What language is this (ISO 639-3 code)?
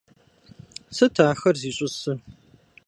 kbd